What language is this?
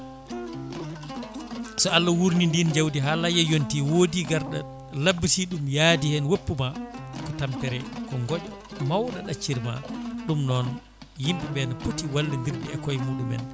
Fula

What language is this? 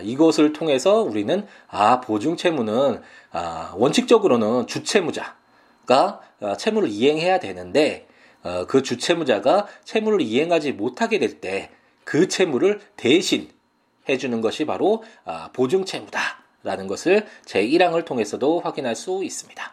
Korean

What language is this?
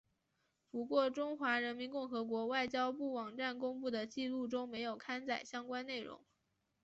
Chinese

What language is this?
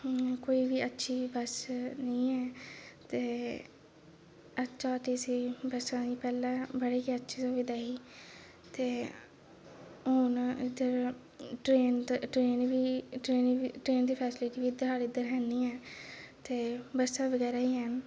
Dogri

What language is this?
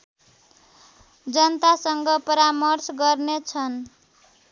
Nepali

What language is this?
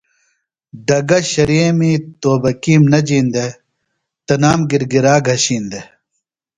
Phalura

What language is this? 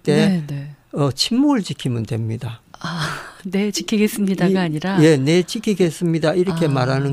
Korean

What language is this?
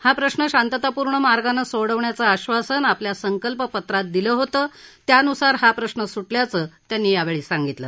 Marathi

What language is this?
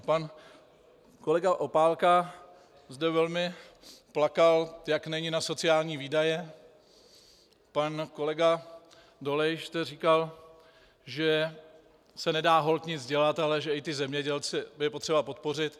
Czech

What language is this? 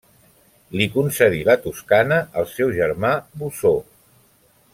Catalan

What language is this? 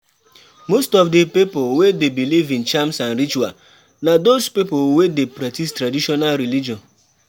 Nigerian Pidgin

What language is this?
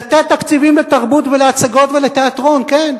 Hebrew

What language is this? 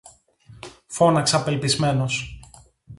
Greek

